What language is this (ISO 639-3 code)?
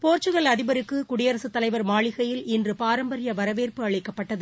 tam